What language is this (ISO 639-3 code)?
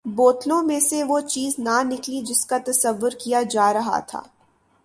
urd